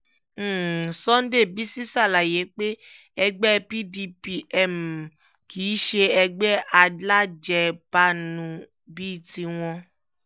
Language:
Yoruba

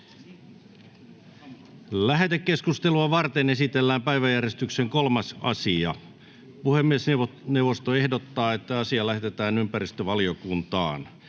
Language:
Finnish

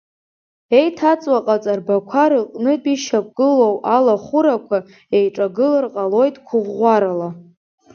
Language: Abkhazian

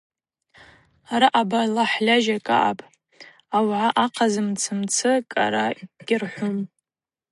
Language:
Abaza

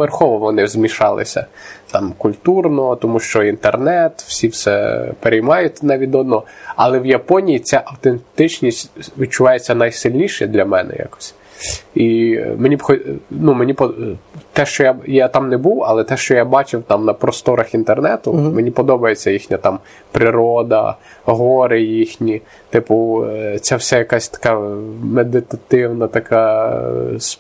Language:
Ukrainian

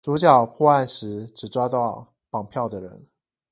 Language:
Chinese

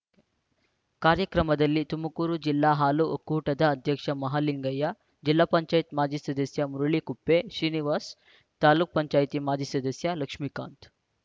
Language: Kannada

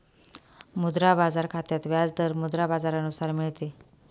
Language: Marathi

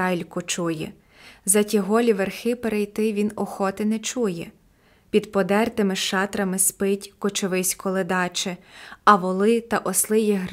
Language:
Ukrainian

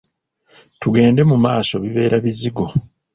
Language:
Ganda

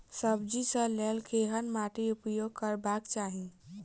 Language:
Maithili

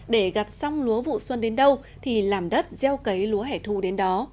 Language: Vietnamese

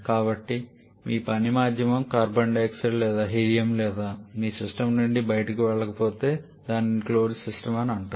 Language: Telugu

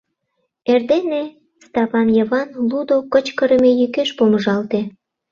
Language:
Mari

